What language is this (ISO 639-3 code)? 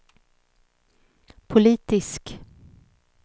swe